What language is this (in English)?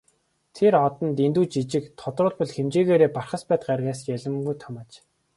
Mongolian